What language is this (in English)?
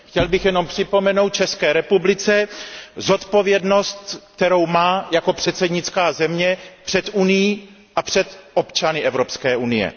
Czech